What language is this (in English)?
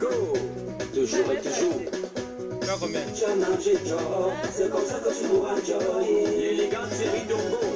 French